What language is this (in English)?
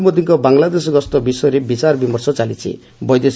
Odia